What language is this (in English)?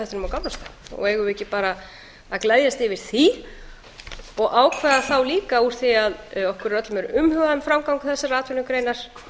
Icelandic